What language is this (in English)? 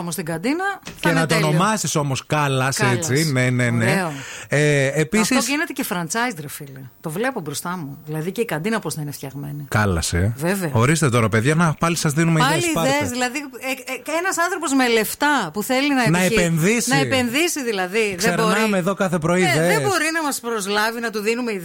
Greek